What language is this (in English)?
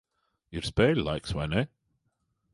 Latvian